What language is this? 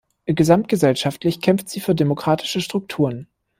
German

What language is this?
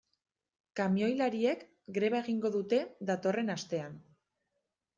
Basque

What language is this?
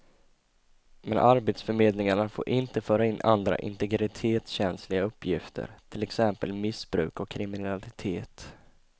Swedish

